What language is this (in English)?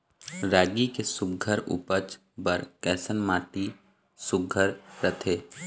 Chhattisgarhi